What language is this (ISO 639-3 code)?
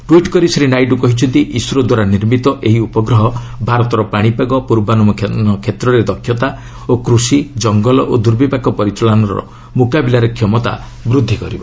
ori